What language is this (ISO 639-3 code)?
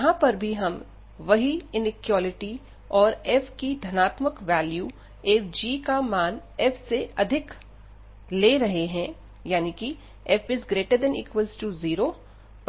hin